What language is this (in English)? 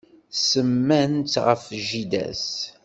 Kabyle